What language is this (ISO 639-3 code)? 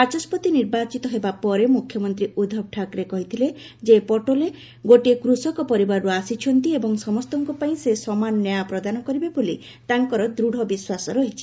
ori